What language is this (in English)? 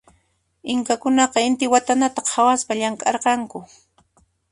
Puno Quechua